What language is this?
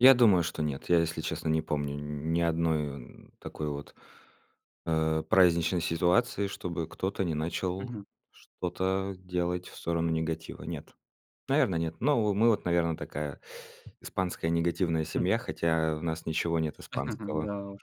Russian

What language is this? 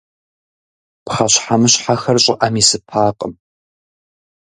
Kabardian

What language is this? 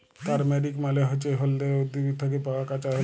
Bangla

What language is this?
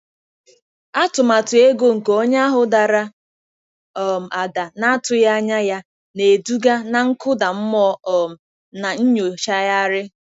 Igbo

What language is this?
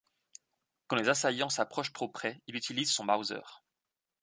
French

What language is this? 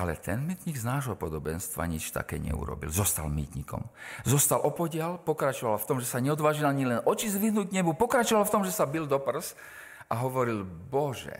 Slovak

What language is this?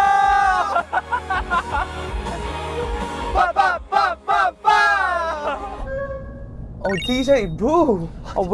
Korean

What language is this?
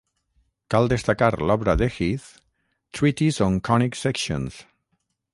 Catalan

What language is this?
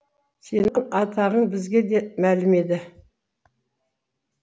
Kazakh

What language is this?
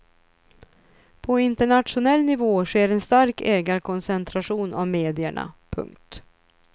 Swedish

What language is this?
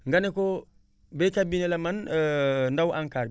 Wolof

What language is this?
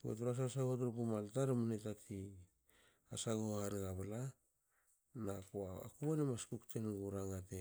Hakö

